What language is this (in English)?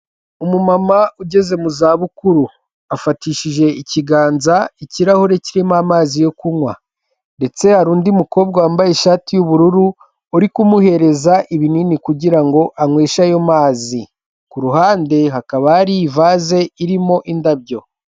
Kinyarwanda